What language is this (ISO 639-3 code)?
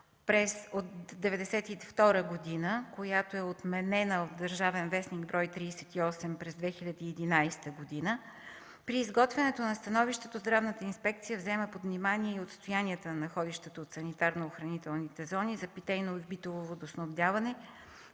bul